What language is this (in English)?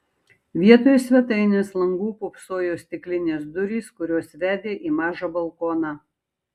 Lithuanian